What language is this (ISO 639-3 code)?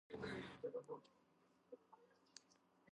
kat